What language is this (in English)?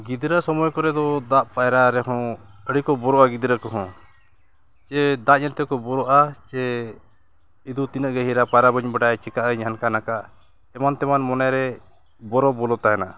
Santali